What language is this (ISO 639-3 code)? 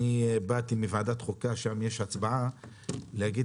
heb